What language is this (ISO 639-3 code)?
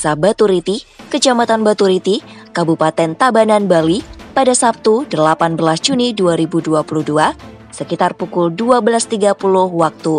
ind